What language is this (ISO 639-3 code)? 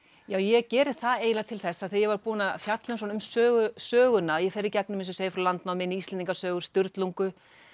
isl